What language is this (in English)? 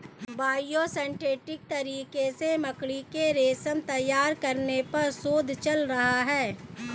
Hindi